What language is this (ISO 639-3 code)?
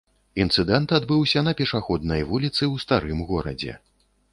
bel